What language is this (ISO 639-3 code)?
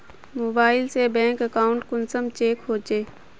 mag